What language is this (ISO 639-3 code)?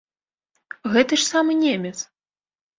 bel